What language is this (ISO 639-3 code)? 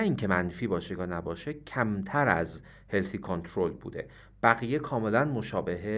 fas